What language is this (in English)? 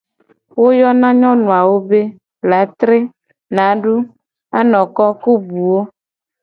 Gen